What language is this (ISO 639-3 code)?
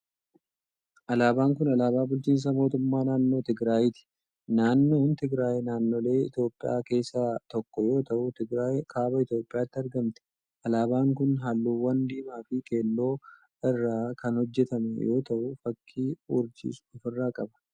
orm